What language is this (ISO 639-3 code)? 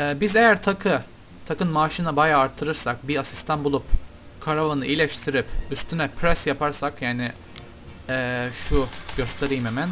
tur